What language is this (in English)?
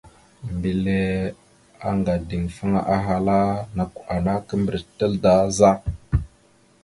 Mada (Cameroon)